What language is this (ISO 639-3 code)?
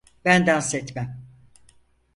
tur